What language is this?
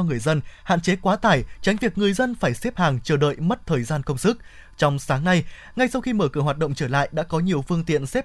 Vietnamese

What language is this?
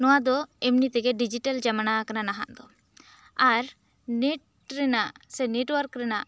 Santali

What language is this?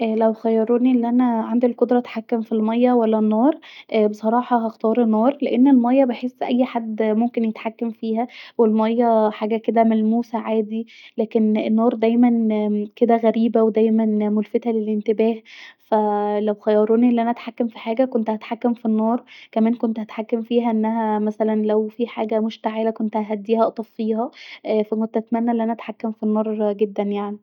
Egyptian Arabic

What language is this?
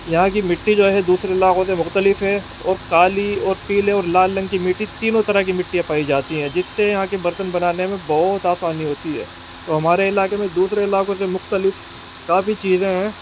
Urdu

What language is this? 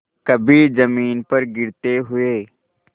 Hindi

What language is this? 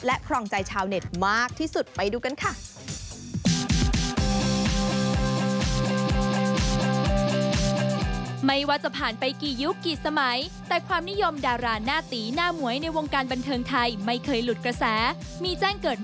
Thai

